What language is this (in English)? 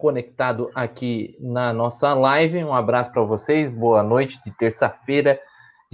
Portuguese